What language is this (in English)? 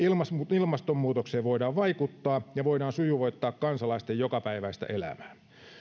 Finnish